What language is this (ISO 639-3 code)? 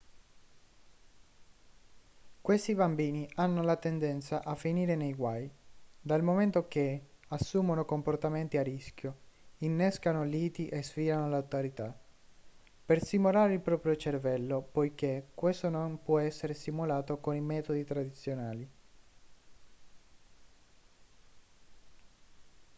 ita